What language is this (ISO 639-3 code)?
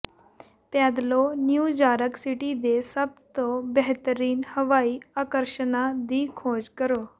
pan